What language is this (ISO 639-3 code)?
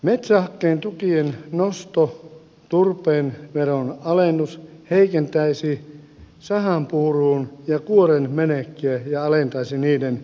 fin